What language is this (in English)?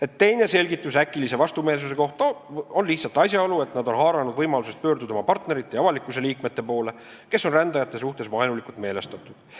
Estonian